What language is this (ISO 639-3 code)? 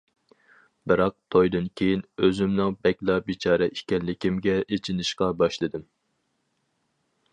uig